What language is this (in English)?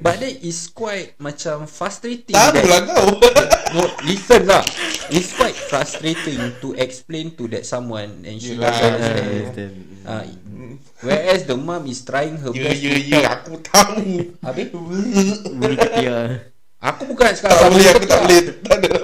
Malay